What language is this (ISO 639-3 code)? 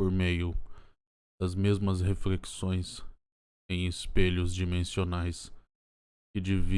por